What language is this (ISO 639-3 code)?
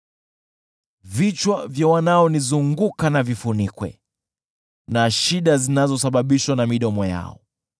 swa